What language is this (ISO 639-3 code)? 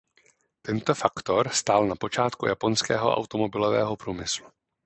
ces